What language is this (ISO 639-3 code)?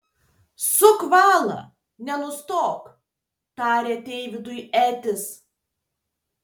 lit